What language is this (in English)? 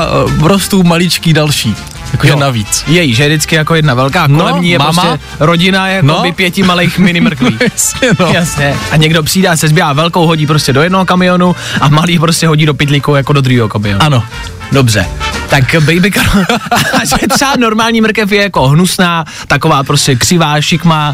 Czech